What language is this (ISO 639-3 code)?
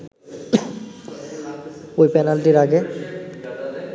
ben